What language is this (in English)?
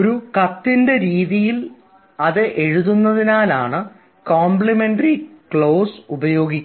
Malayalam